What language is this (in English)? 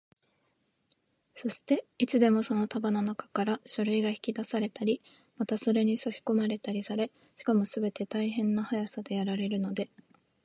Japanese